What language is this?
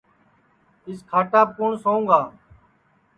Sansi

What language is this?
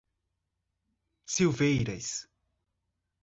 Portuguese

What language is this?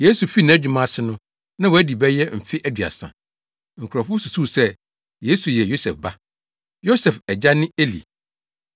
Akan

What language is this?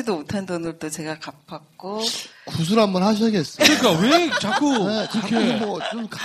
Korean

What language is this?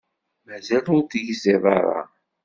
Kabyle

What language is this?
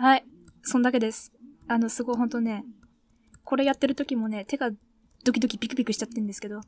Japanese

